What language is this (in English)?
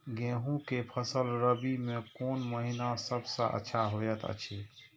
Maithili